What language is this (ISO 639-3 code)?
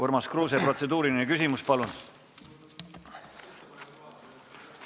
est